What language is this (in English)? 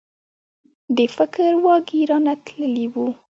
Pashto